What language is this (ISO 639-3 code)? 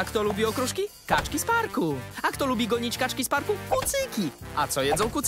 pol